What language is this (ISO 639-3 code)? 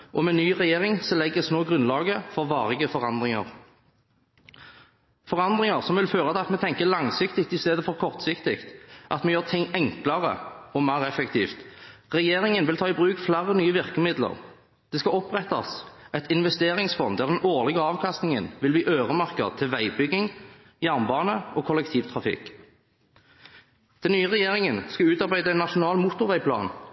nob